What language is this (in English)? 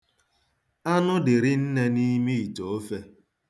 Igbo